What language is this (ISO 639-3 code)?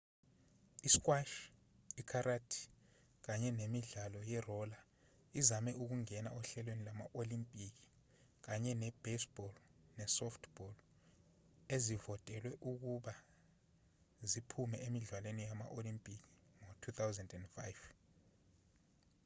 zul